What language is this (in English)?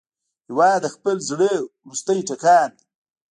Pashto